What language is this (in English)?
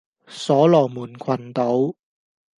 Cantonese